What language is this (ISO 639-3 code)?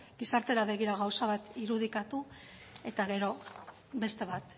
eus